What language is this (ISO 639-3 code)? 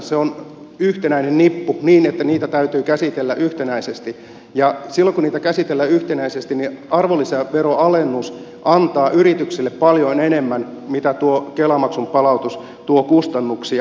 fin